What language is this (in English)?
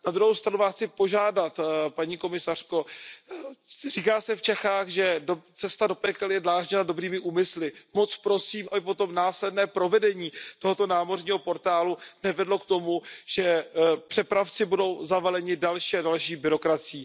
Czech